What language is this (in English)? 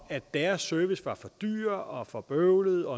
Danish